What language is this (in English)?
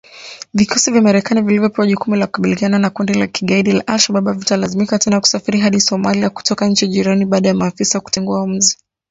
Swahili